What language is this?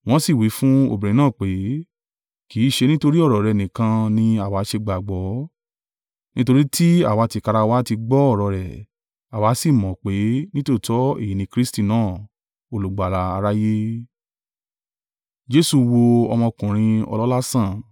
Yoruba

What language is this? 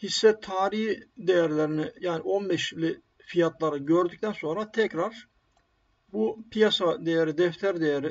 Turkish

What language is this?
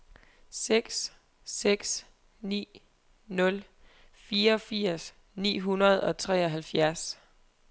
Danish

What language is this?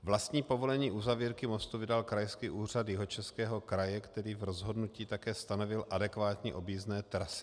Czech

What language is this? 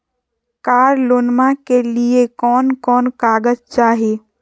Magahi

